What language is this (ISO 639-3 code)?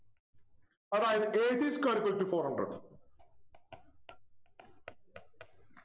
mal